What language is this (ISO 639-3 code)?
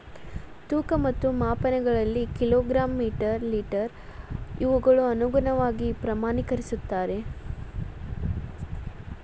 kan